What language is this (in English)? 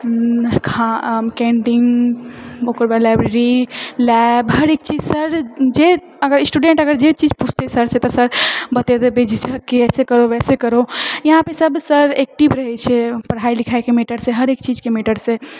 Maithili